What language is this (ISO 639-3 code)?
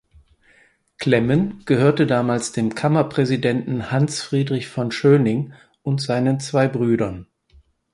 deu